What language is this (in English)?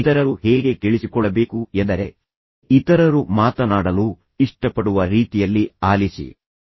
Kannada